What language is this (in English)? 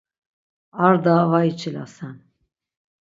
Laz